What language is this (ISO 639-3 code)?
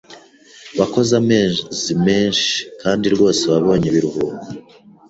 kin